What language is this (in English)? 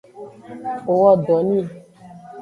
Aja (Benin)